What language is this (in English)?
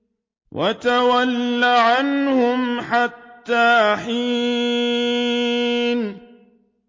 Arabic